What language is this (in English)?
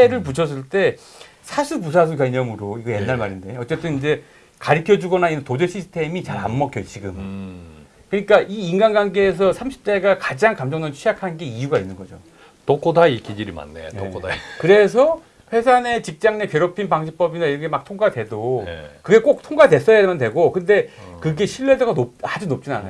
Korean